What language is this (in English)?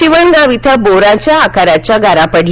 Marathi